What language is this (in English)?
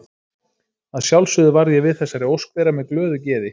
Icelandic